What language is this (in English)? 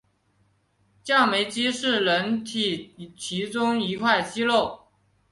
Chinese